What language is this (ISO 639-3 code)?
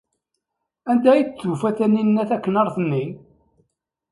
kab